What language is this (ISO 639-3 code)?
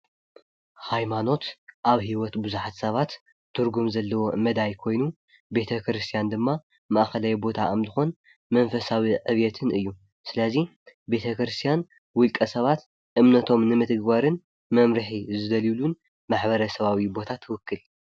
tir